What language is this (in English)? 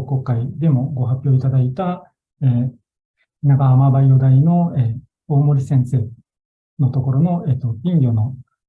Japanese